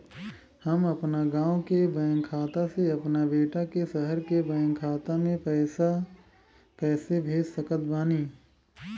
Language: Bhojpuri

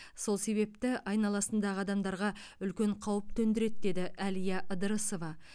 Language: Kazakh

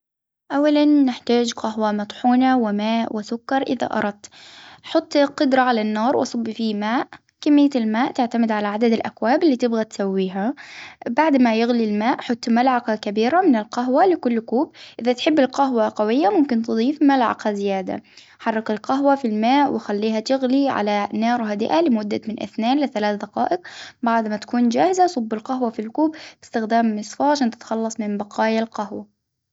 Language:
Hijazi Arabic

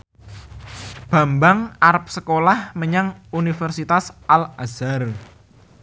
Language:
Javanese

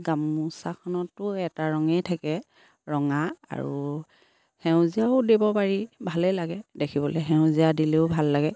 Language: Assamese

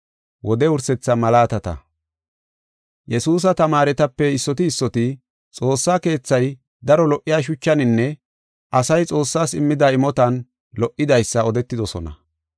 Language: Gofa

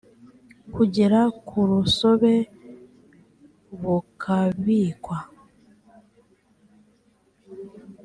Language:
Kinyarwanda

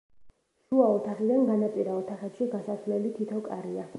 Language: Georgian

